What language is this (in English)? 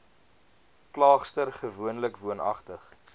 Afrikaans